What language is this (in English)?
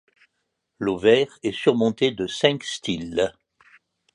French